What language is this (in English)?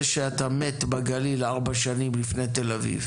Hebrew